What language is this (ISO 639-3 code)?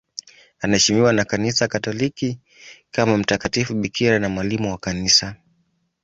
swa